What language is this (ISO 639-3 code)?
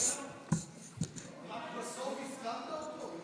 heb